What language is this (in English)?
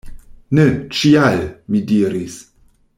Esperanto